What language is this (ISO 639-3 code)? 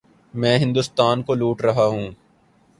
urd